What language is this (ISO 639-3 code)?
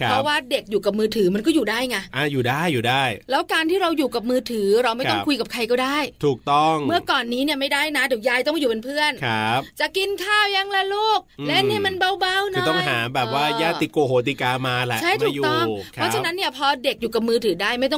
tha